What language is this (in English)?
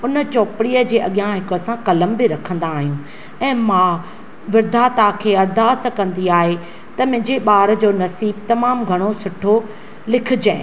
Sindhi